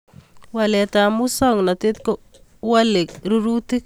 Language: Kalenjin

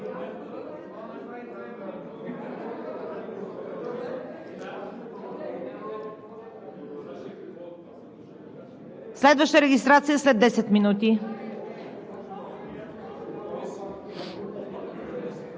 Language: Bulgarian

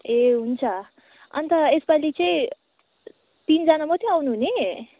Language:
Nepali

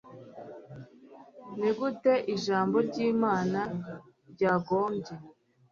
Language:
Kinyarwanda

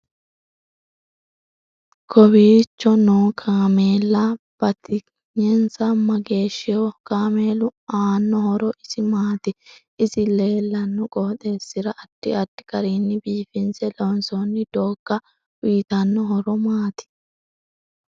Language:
Sidamo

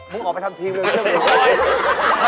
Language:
Thai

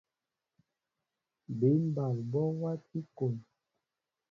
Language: Mbo (Cameroon)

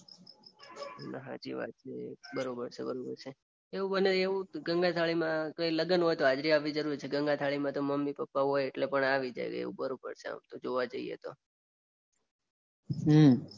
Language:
Gujarati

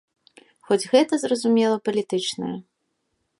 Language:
Belarusian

